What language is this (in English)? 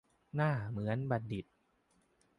Thai